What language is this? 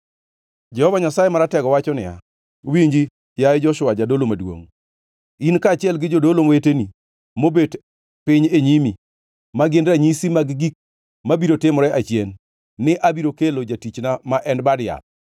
Luo (Kenya and Tanzania)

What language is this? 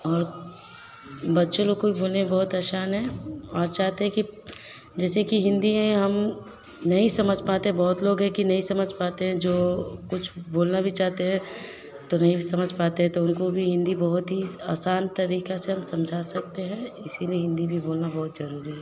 Hindi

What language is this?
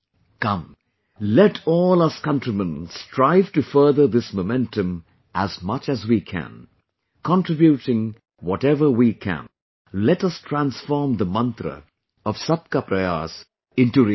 English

